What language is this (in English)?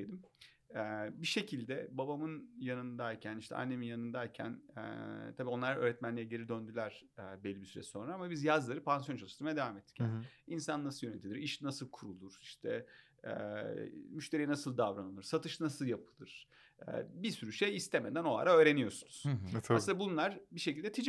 Turkish